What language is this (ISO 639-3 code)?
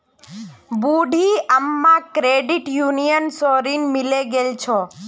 mag